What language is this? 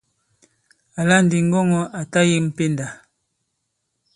Bankon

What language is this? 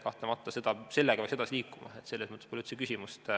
Estonian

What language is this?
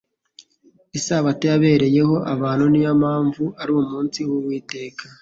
Kinyarwanda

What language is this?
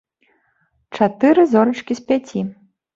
Belarusian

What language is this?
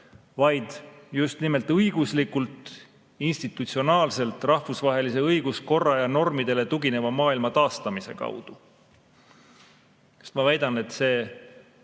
Estonian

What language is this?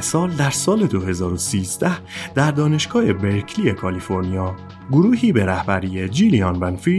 Persian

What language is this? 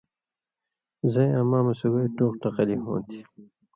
Indus Kohistani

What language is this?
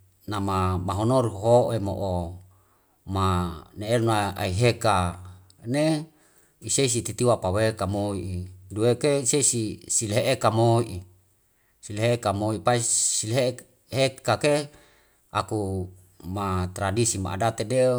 Wemale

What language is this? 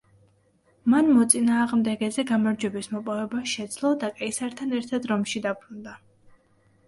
Georgian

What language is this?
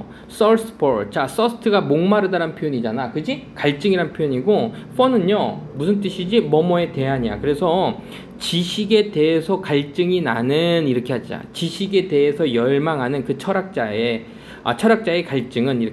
Korean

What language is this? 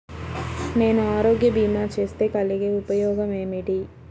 Telugu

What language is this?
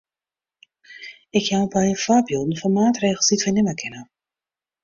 Western Frisian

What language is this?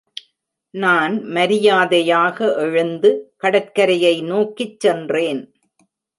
Tamil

